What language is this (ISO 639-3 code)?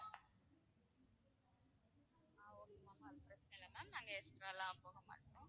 tam